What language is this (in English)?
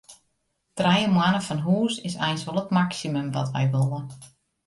Western Frisian